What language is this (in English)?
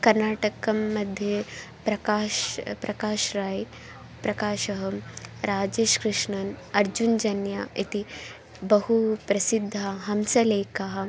Sanskrit